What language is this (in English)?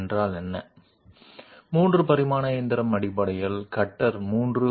Telugu